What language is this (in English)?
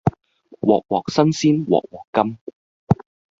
Cantonese